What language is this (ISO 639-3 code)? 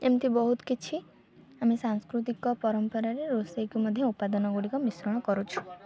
ori